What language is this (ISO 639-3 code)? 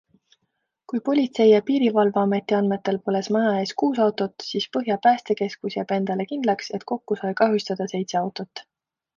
est